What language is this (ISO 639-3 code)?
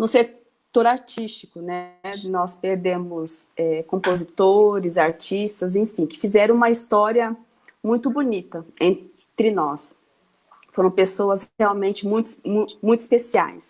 por